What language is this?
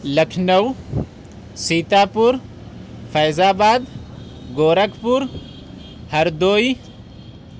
Urdu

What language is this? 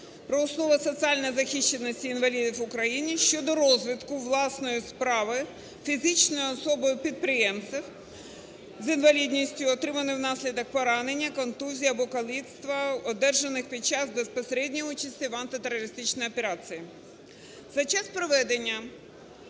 Ukrainian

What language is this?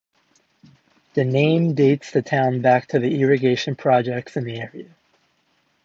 English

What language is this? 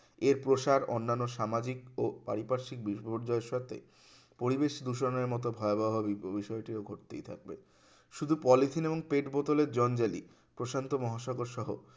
Bangla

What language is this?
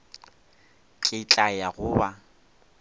Northern Sotho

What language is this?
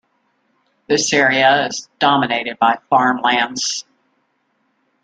English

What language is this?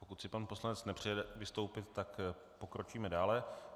Czech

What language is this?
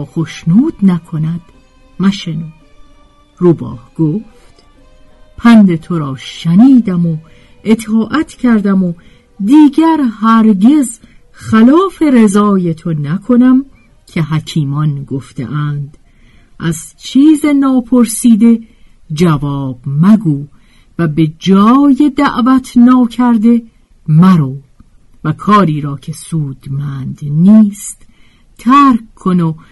Persian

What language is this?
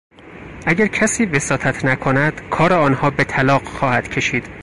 Persian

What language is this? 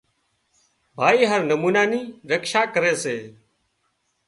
Wadiyara Koli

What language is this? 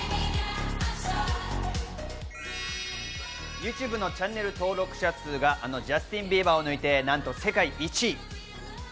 Japanese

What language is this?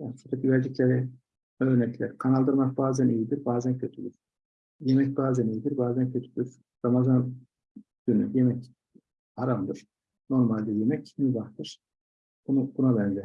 Turkish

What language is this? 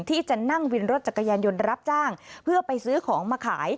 Thai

